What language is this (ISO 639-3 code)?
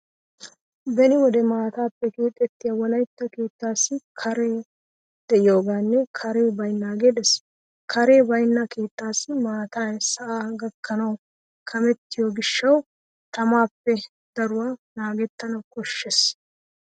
wal